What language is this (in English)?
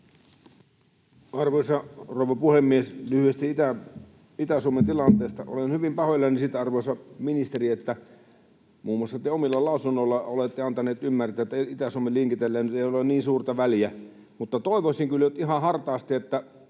Finnish